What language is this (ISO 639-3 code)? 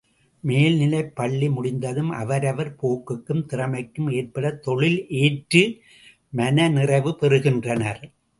tam